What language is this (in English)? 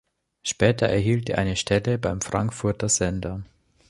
German